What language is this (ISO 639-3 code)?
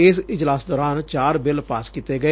pan